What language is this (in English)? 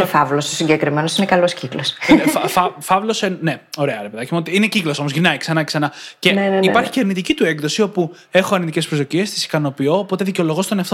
Greek